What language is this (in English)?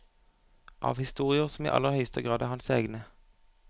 Norwegian